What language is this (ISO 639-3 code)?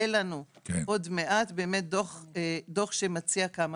heb